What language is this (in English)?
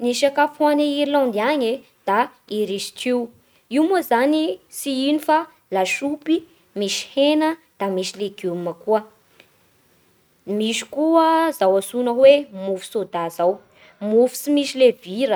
Bara Malagasy